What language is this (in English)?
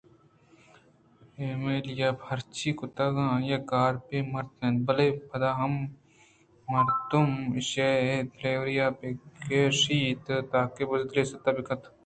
Eastern Balochi